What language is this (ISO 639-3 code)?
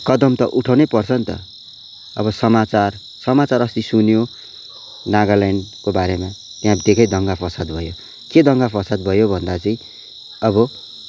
nep